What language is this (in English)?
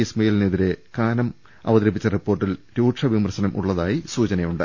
Malayalam